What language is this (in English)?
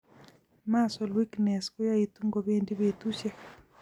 Kalenjin